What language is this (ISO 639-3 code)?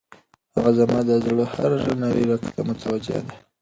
pus